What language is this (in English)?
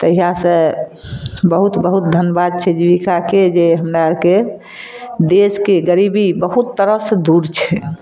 Maithili